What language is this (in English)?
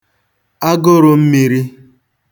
Igbo